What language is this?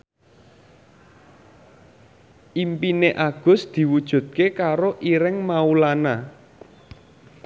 Javanese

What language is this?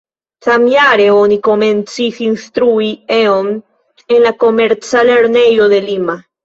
Esperanto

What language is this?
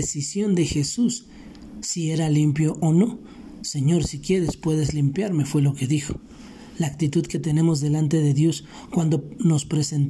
Spanish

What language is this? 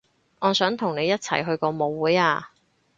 Cantonese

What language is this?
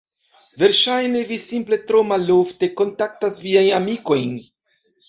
Esperanto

